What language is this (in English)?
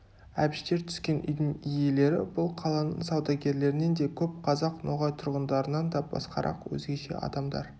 Kazakh